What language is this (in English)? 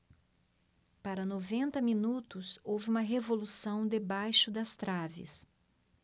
Portuguese